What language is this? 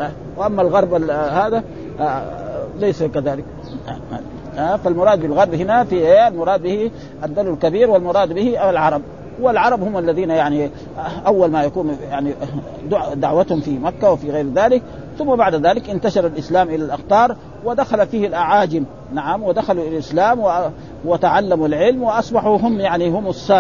Arabic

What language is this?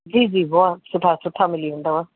Sindhi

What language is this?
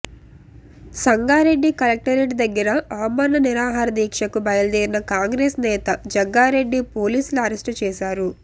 Telugu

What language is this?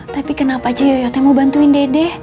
Indonesian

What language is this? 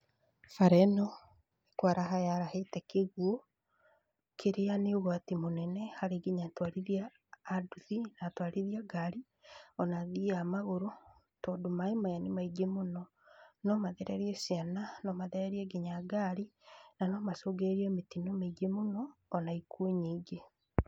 Kikuyu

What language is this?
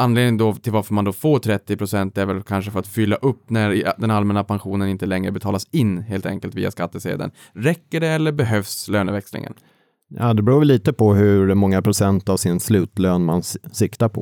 Swedish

